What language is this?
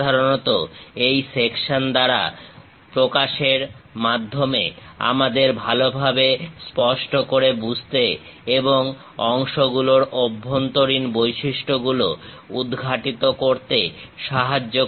Bangla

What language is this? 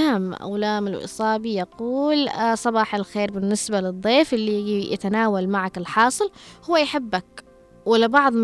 Arabic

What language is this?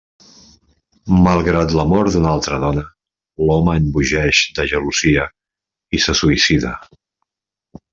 Catalan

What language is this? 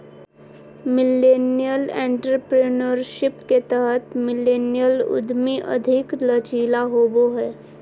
Magahi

